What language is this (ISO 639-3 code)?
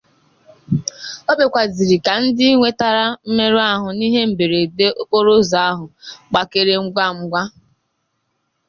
ibo